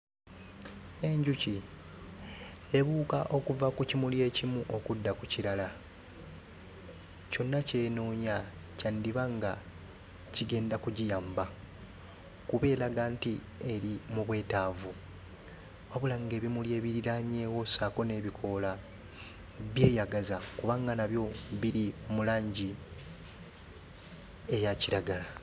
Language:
Ganda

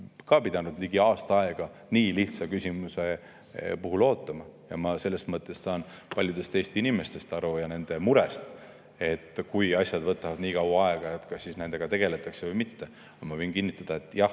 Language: Estonian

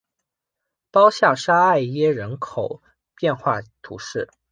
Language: Chinese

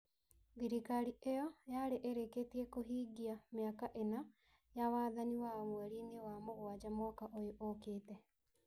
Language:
Kikuyu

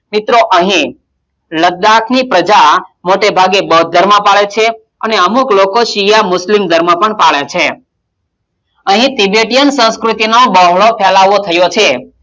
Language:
Gujarati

